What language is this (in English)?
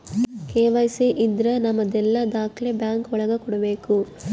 Kannada